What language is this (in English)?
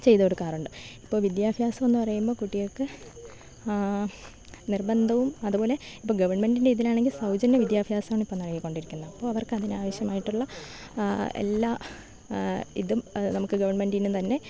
Malayalam